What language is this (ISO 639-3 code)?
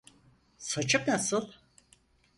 tur